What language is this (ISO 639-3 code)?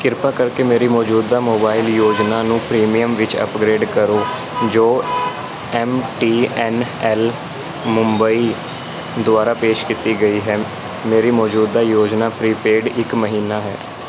pan